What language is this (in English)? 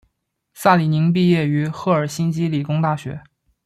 Chinese